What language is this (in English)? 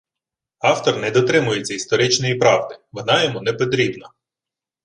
Ukrainian